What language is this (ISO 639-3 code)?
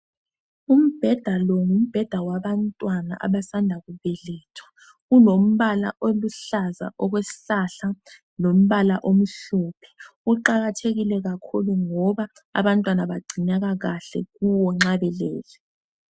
nde